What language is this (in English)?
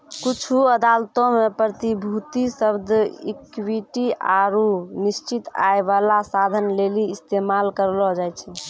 Maithili